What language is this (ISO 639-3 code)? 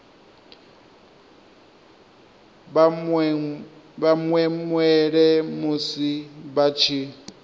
ven